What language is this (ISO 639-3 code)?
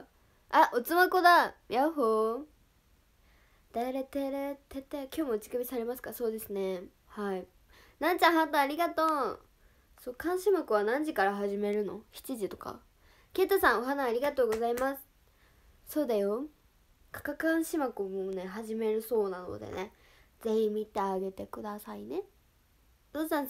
jpn